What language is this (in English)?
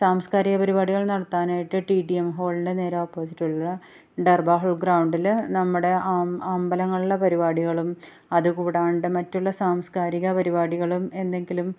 Malayalam